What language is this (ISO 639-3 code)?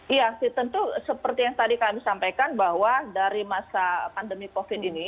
ind